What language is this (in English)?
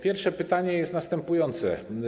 Polish